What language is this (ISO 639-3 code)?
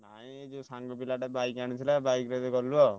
ori